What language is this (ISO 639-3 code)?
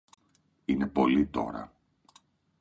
ell